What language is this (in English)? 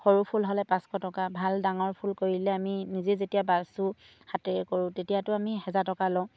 Assamese